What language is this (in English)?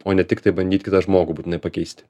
Lithuanian